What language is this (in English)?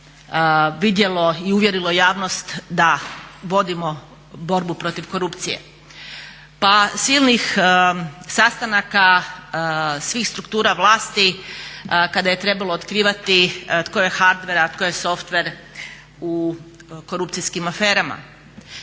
Croatian